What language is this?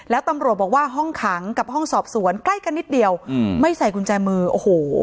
Thai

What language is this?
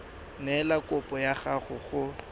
Tswana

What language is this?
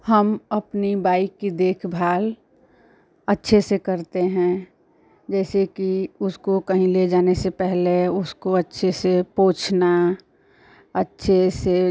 Hindi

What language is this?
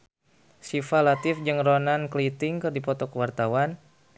Sundanese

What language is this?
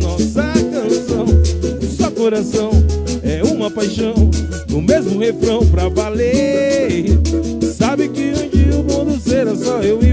Portuguese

